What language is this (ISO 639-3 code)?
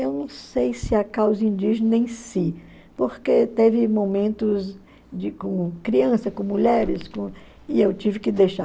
por